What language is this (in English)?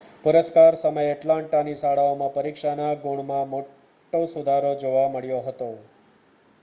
Gujarati